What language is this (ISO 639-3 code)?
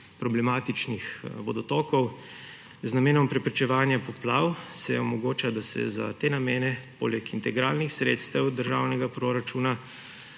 slv